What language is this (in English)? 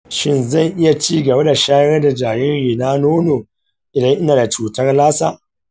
Hausa